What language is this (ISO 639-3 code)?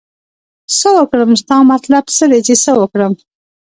pus